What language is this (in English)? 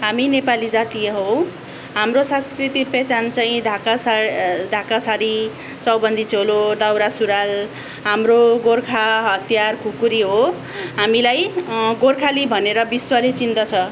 Nepali